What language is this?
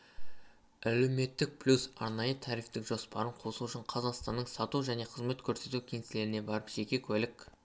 Kazakh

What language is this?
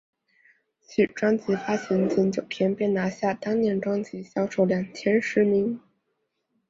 Chinese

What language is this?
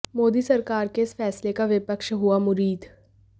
Hindi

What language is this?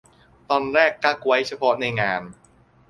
Thai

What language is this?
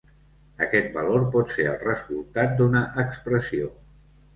Catalan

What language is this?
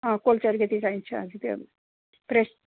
Nepali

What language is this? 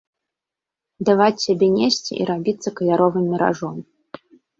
Belarusian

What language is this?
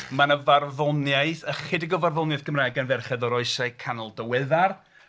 Welsh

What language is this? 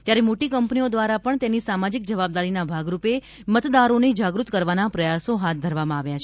Gujarati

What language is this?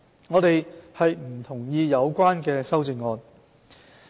Cantonese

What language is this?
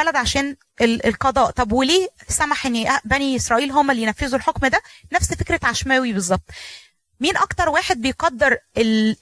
Arabic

